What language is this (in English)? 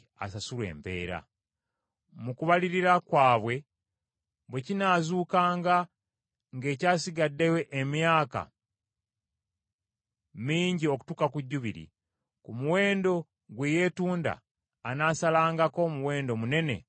Ganda